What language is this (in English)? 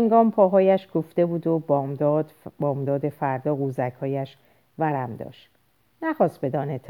Persian